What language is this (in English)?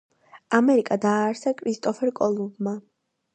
Georgian